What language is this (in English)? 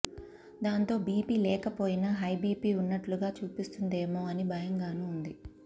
Telugu